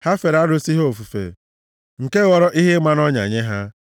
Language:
Igbo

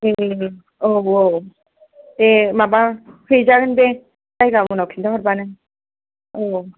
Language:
Bodo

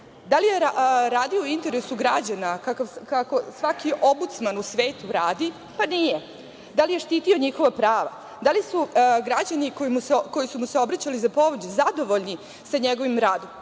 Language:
Serbian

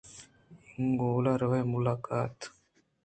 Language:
Eastern Balochi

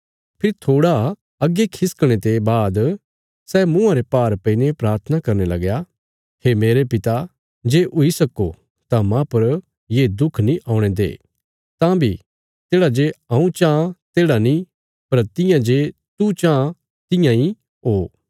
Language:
Bilaspuri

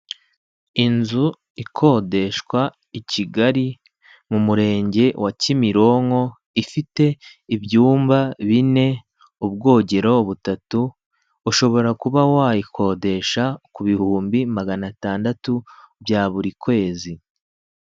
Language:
Kinyarwanda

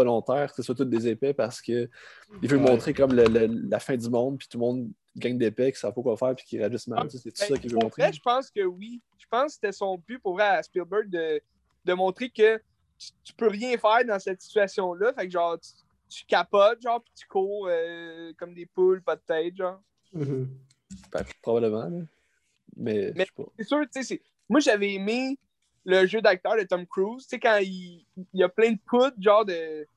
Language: French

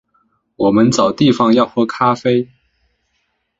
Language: Chinese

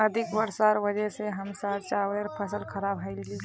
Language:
Magahi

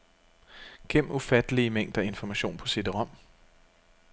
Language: Danish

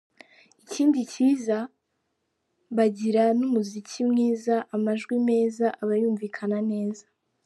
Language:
Kinyarwanda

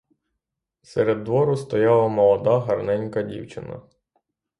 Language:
Ukrainian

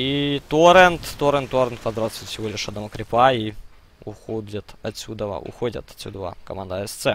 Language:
Russian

